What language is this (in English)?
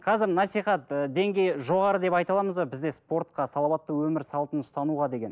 Kazakh